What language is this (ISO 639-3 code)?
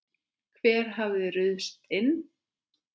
isl